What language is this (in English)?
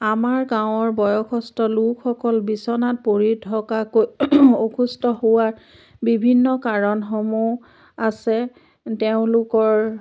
Assamese